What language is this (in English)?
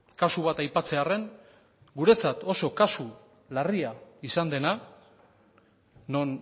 Basque